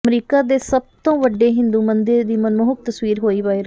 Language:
Punjabi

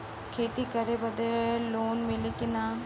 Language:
Bhojpuri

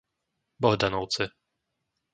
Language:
Slovak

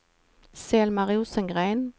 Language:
Swedish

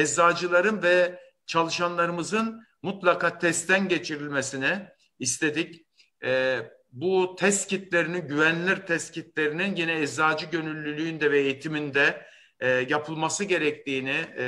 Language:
Turkish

